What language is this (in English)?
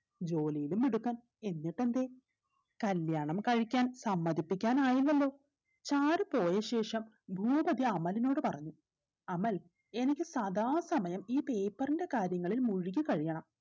Malayalam